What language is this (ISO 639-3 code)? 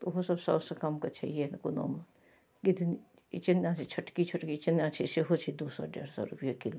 mai